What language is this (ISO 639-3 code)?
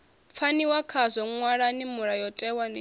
ven